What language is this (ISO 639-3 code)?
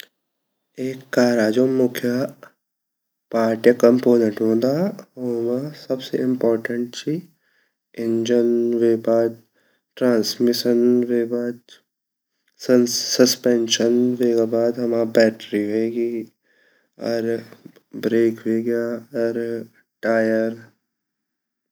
gbm